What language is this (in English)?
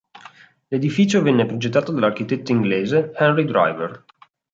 Italian